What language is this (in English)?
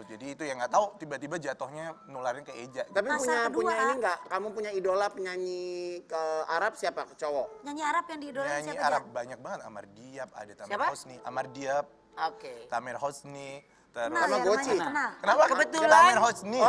Indonesian